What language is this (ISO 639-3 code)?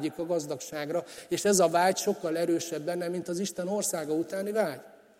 hun